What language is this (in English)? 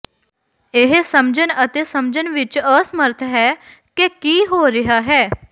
Punjabi